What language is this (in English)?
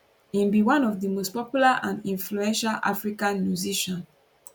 Nigerian Pidgin